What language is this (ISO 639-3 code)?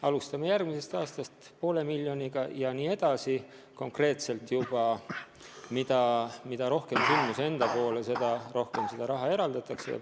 est